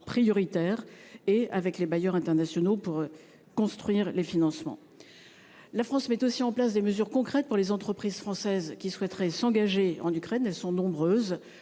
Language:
French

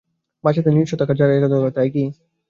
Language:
Bangla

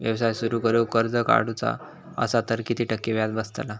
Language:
Marathi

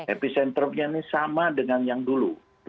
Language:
Indonesian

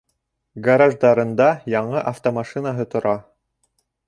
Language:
Bashkir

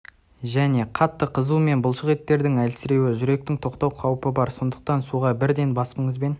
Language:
Kazakh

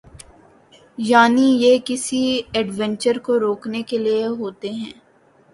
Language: Urdu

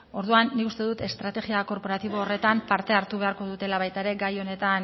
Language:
Basque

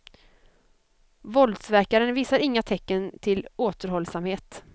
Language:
Swedish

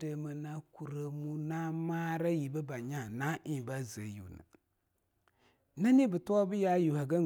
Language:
Longuda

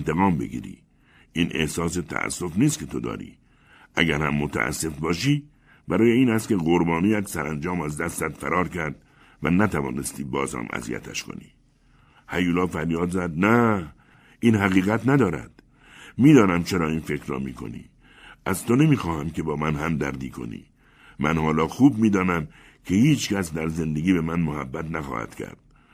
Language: Persian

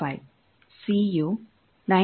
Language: Kannada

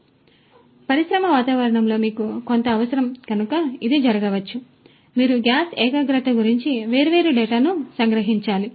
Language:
Telugu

